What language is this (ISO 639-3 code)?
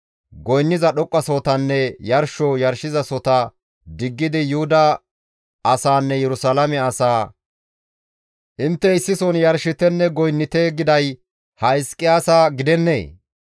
gmv